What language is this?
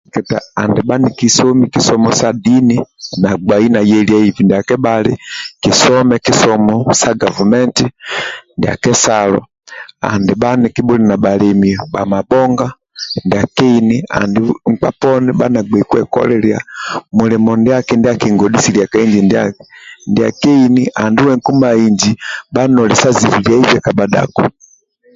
Amba (Uganda)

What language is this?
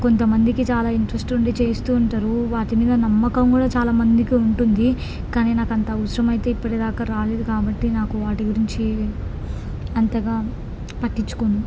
Telugu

